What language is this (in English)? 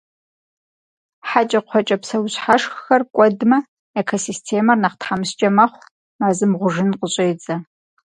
Kabardian